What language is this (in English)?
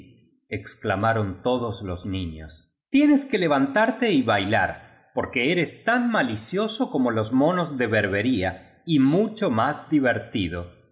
Spanish